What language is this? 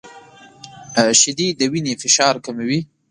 Pashto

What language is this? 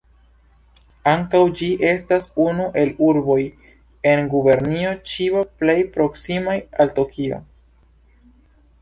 Esperanto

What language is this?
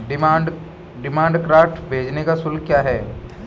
Hindi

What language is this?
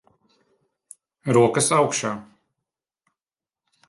Latvian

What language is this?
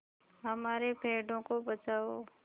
Hindi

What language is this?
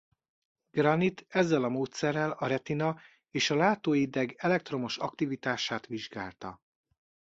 Hungarian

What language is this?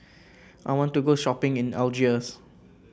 English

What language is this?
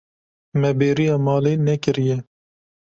Kurdish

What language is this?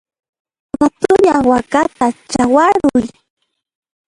Puno Quechua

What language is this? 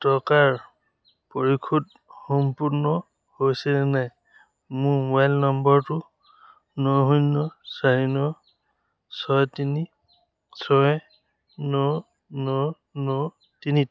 Assamese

